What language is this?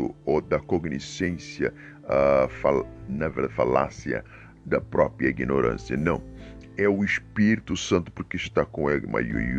Portuguese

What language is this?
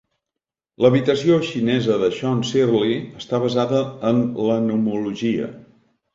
Catalan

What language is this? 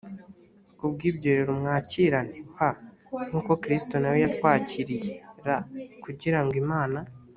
Kinyarwanda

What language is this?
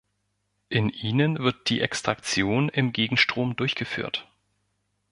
German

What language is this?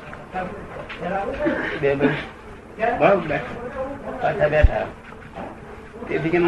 Gujarati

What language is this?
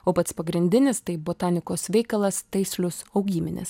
Lithuanian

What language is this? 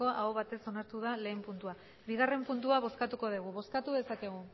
Basque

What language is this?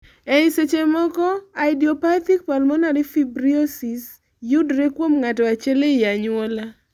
Luo (Kenya and Tanzania)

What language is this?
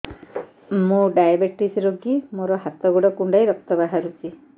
Odia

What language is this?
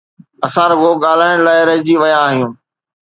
Sindhi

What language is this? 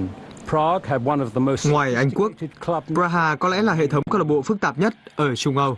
Vietnamese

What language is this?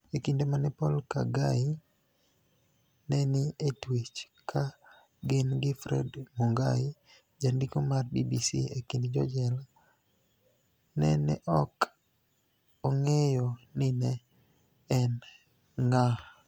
Luo (Kenya and Tanzania)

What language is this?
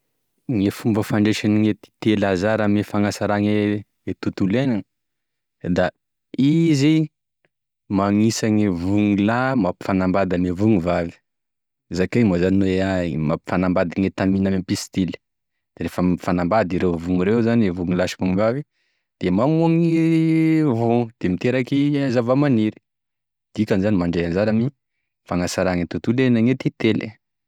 Tesaka Malagasy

